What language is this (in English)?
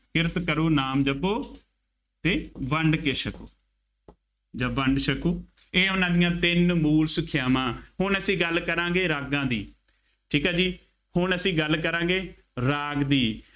Punjabi